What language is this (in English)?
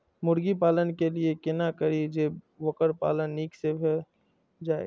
Maithili